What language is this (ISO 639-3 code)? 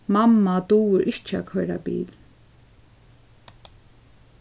fao